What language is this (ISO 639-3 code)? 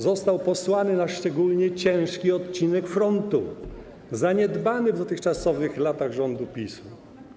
pol